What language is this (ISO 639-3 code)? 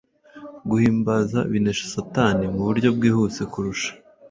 kin